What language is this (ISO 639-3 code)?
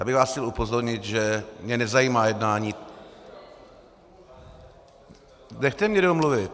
ces